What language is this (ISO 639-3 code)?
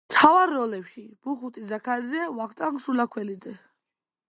kat